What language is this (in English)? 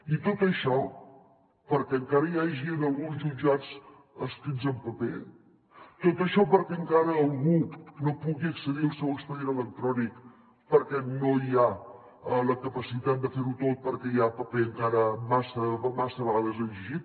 Catalan